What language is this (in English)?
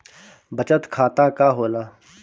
Bhojpuri